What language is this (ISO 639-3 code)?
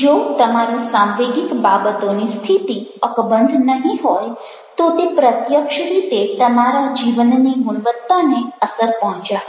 guj